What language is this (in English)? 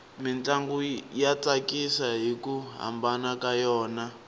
Tsonga